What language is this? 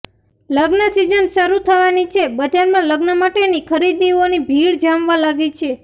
Gujarati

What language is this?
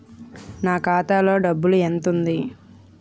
Telugu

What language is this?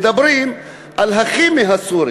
Hebrew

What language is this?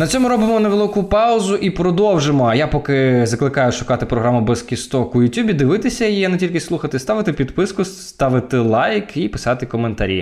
Ukrainian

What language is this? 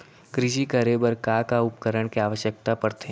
Chhattisgarhi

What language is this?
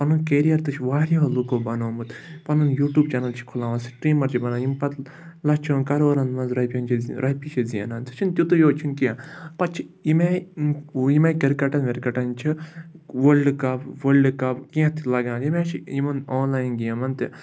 Kashmiri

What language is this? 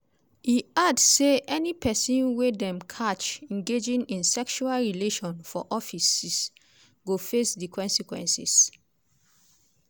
Nigerian Pidgin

